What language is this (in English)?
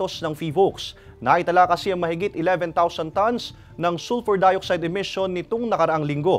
Filipino